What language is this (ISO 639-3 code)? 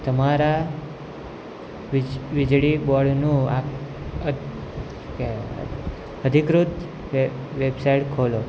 guj